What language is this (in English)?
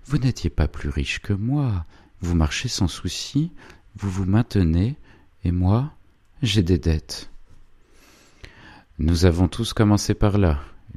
French